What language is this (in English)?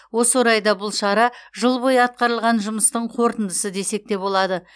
Kazakh